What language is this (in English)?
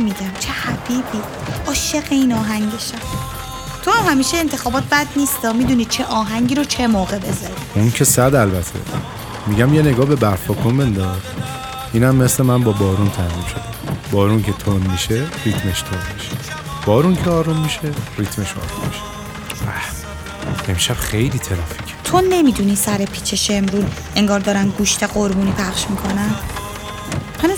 Persian